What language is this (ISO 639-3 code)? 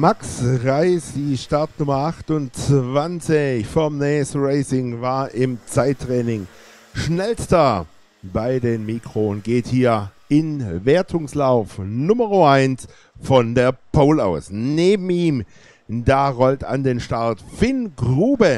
deu